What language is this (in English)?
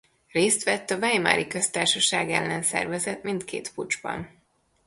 Hungarian